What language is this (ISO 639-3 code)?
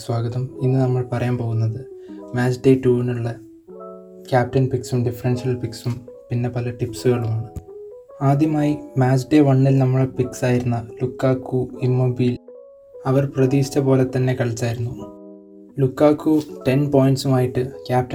mal